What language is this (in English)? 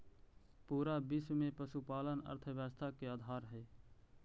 Magahi